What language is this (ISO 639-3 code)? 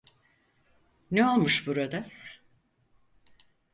tur